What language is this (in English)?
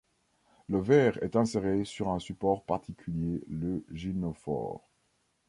French